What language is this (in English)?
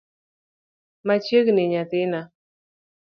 Luo (Kenya and Tanzania)